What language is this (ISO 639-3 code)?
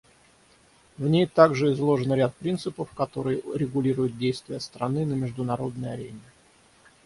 rus